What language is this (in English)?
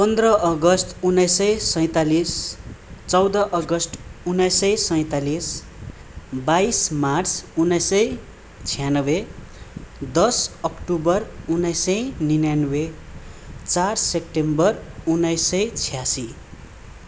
Nepali